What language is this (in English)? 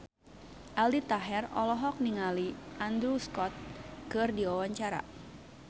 Sundanese